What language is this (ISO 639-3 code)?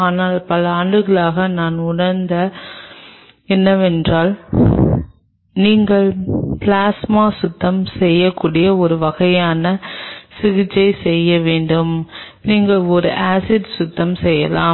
tam